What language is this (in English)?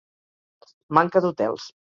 Catalan